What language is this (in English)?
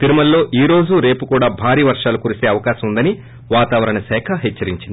Telugu